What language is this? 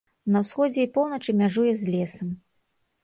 Belarusian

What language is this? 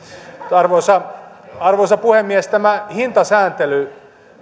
Finnish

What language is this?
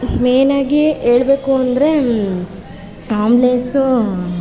Kannada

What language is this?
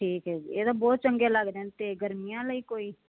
Punjabi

